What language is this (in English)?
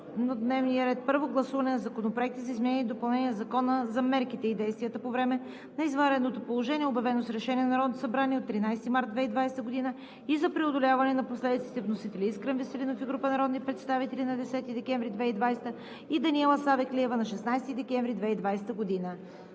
Bulgarian